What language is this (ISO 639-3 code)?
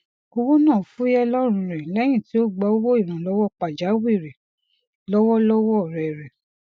yor